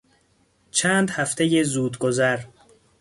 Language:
Persian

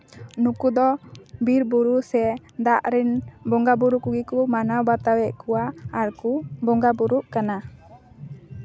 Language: Santali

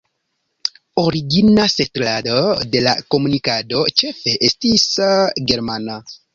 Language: Esperanto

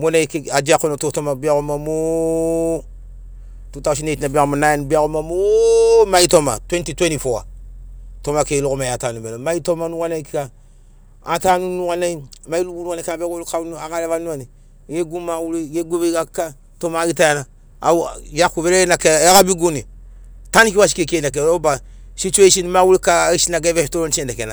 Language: Sinaugoro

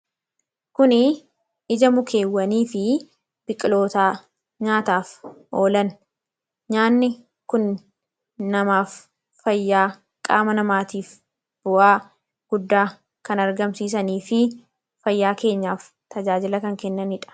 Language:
Oromo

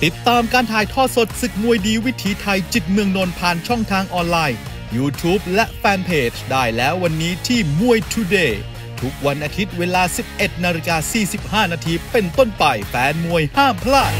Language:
Thai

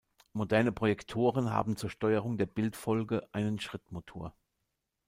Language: German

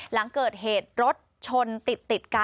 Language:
Thai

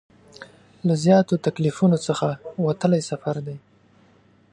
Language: Pashto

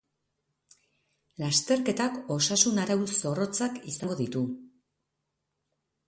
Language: Basque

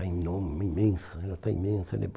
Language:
Portuguese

